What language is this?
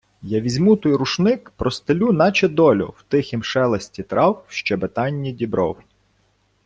Ukrainian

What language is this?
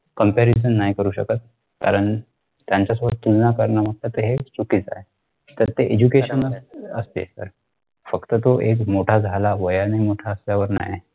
Marathi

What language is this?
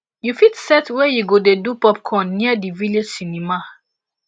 Nigerian Pidgin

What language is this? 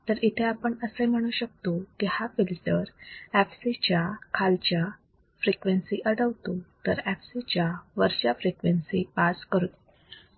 Marathi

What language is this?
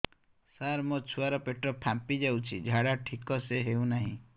Odia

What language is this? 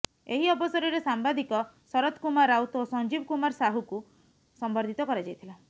Odia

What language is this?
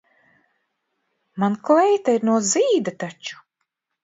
Latvian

